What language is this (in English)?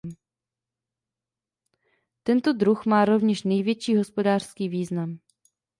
Czech